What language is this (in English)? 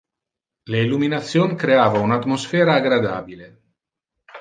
Interlingua